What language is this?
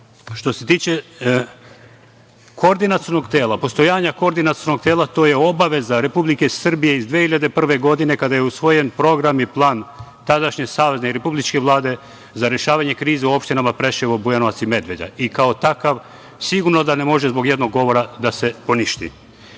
Serbian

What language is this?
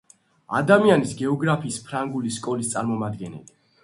Georgian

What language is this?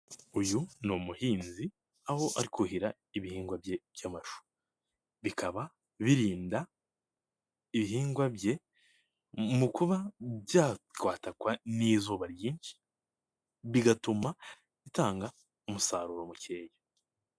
Kinyarwanda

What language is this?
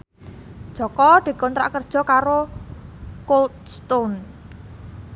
Javanese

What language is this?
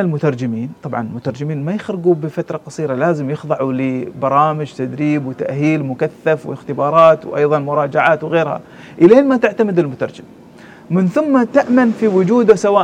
Arabic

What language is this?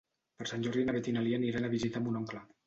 Catalan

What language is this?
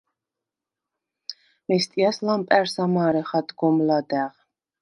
Svan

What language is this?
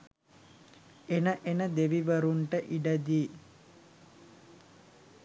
Sinhala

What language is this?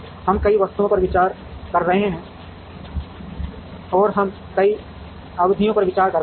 Hindi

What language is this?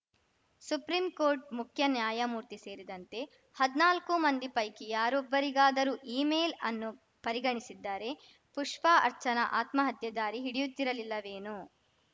Kannada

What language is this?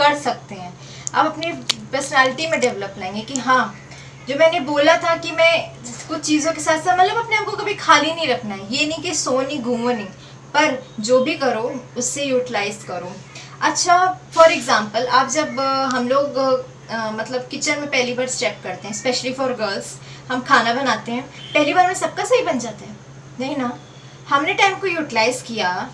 Hindi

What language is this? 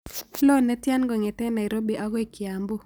Kalenjin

